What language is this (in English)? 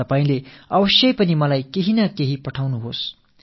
Tamil